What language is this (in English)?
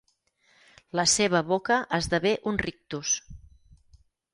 Catalan